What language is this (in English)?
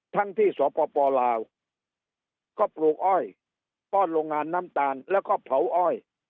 Thai